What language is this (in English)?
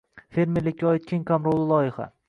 Uzbek